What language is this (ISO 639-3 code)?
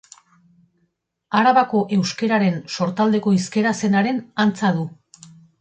eus